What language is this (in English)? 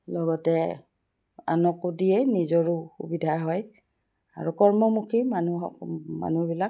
Assamese